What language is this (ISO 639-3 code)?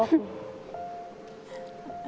tha